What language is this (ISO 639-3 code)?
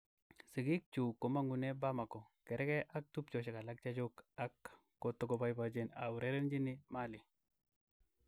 kln